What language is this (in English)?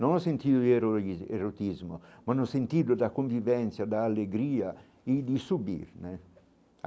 Portuguese